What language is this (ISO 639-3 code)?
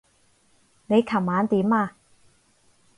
yue